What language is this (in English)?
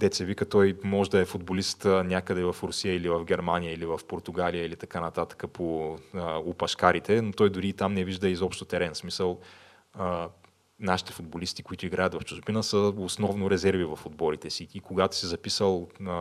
Bulgarian